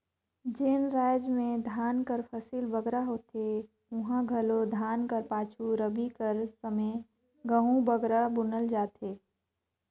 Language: Chhattisgarhi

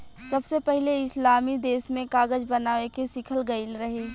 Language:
Bhojpuri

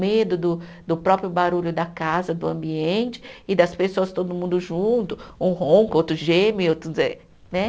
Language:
Portuguese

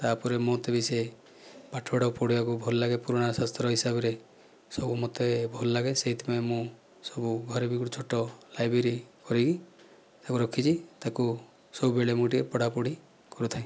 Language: Odia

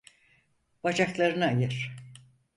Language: Turkish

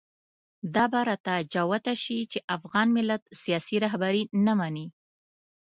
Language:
Pashto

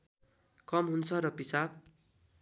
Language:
Nepali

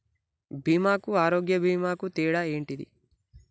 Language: Telugu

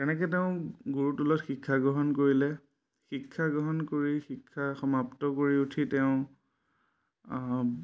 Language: Assamese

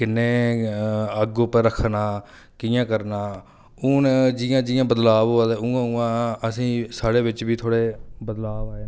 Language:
Dogri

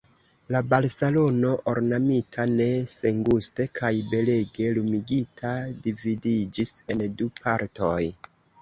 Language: Esperanto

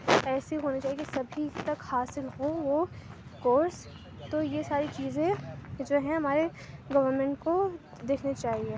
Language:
Urdu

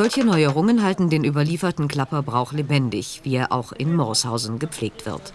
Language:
German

